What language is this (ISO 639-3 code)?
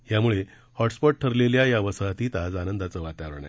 mar